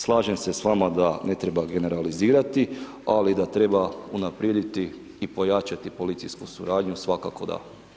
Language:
Croatian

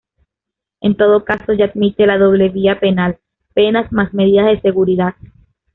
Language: Spanish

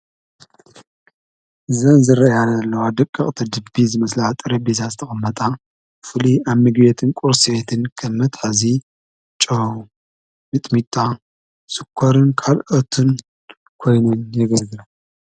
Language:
Tigrinya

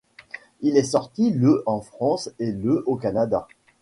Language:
French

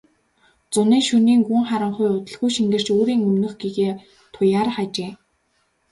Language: Mongolian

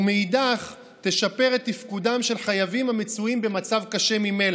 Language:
Hebrew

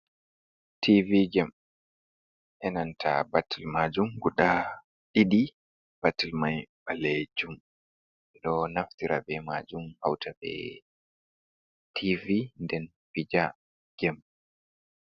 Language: Fula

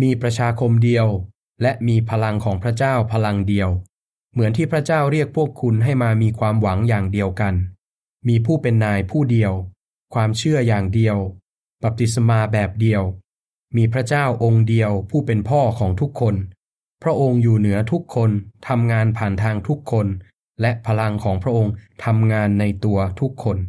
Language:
Thai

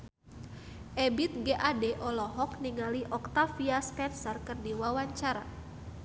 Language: Sundanese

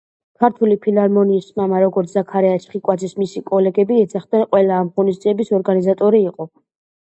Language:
Georgian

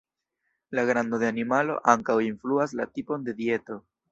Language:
Esperanto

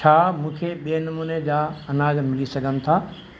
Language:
Sindhi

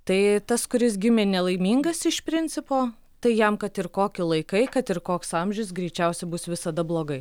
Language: Lithuanian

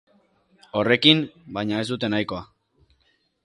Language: Basque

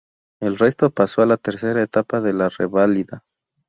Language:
Spanish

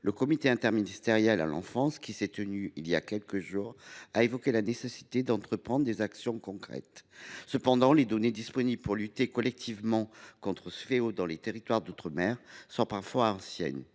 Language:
French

